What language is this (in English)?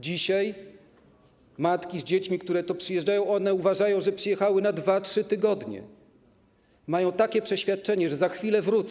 Polish